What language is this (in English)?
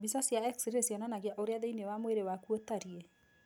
Kikuyu